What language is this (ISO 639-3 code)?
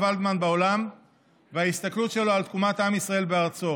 heb